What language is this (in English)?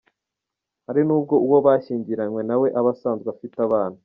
Kinyarwanda